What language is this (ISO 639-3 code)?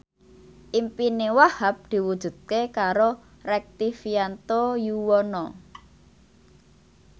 jav